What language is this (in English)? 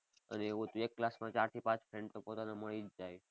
Gujarati